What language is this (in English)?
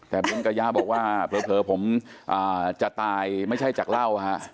Thai